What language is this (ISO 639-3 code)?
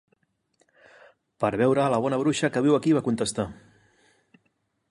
cat